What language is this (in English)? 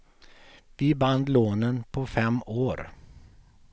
Swedish